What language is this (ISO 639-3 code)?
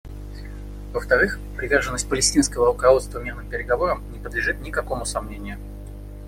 rus